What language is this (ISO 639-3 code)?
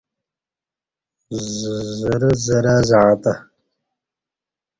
bsh